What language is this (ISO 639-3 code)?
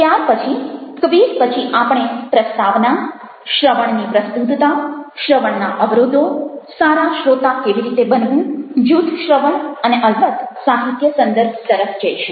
guj